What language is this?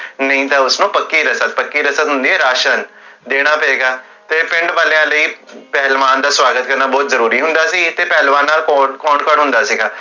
Punjabi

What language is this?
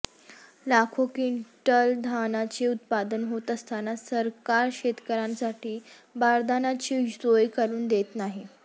Marathi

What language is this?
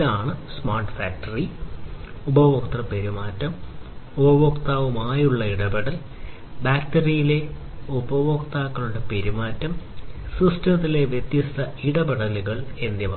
Malayalam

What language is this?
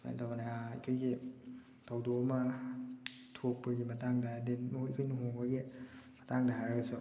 Manipuri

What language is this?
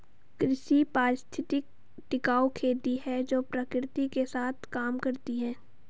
Hindi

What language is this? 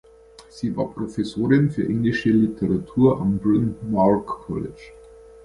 German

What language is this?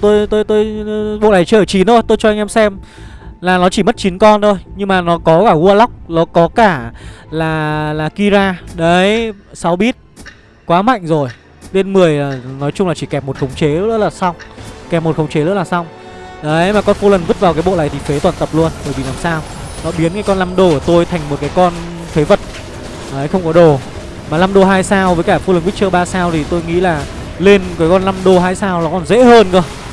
Vietnamese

